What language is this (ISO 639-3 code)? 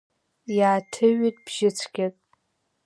abk